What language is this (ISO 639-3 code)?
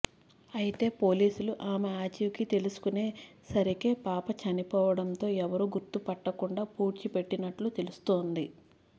tel